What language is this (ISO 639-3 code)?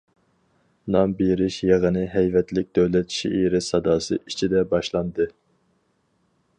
uig